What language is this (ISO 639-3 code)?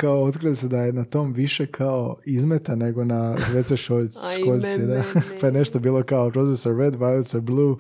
hrv